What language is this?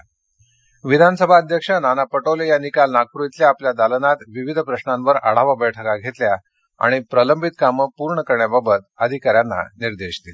Marathi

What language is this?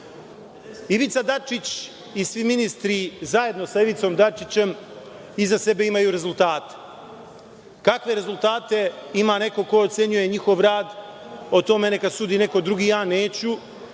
Serbian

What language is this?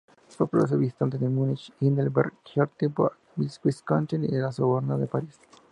Spanish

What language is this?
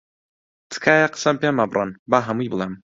Central Kurdish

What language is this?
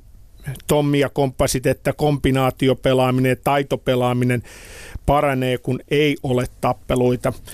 Finnish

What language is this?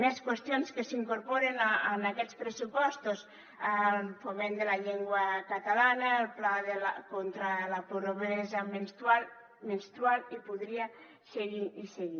Catalan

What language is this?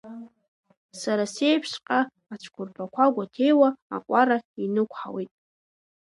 Abkhazian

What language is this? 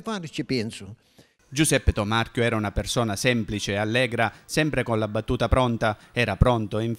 Italian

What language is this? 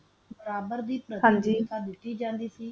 Punjabi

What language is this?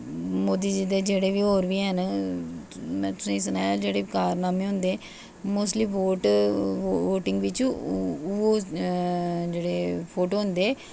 Dogri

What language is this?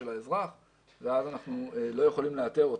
Hebrew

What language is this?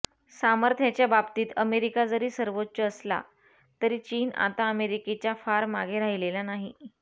Marathi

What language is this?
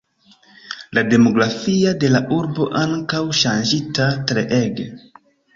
Esperanto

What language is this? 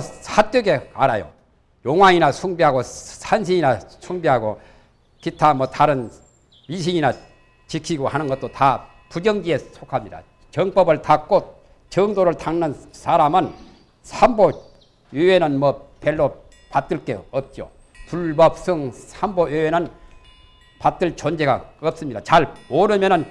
Korean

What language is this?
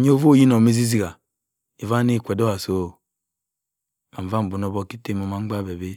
Cross River Mbembe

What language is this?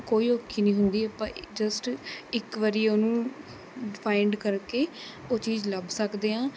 Punjabi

